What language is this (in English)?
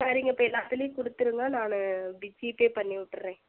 Tamil